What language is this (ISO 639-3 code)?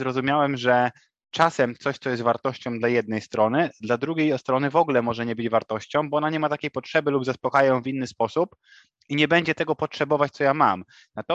pol